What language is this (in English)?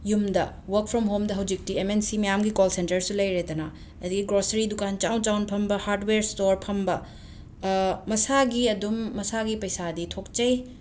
Manipuri